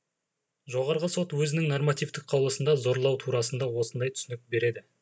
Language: Kazakh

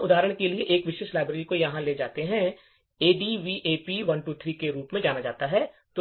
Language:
Hindi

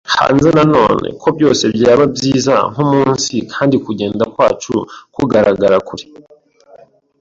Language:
Kinyarwanda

